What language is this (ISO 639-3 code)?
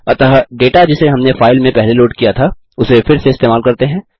hin